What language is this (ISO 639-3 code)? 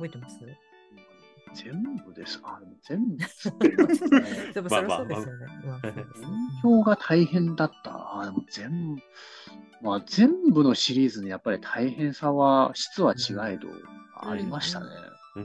jpn